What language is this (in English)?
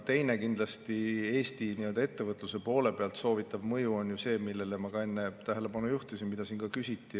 Estonian